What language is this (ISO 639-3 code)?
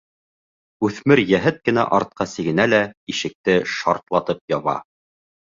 bak